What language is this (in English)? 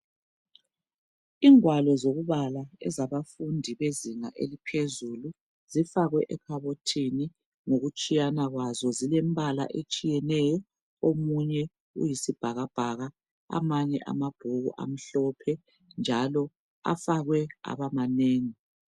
North Ndebele